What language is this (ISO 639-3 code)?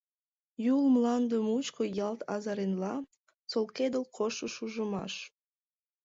chm